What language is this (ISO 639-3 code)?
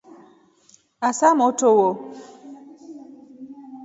rof